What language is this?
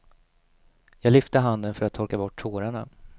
Swedish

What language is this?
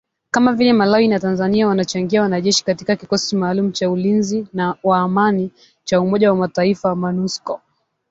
Swahili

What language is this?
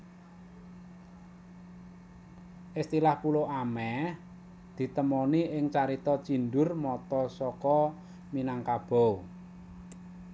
Javanese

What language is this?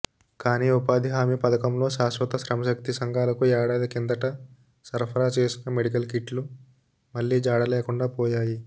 Telugu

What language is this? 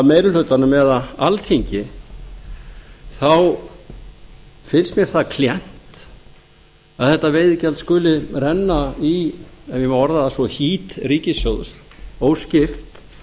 Icelandic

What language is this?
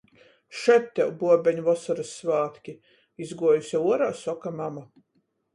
Latgalian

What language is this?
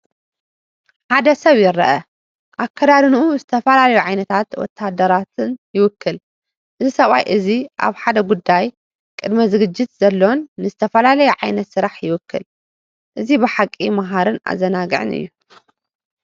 Tigrinya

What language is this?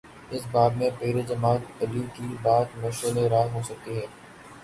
Urdu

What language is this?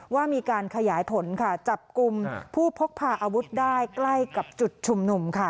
Thai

